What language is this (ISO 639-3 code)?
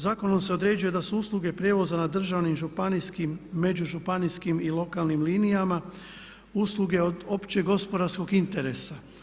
hrv